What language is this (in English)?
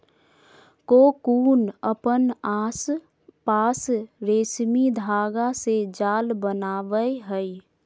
Magahi